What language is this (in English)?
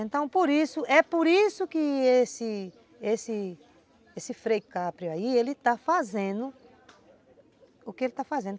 Portuguese